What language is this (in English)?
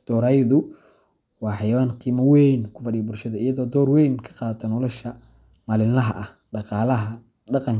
Somali